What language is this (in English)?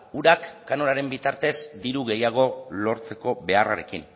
Basque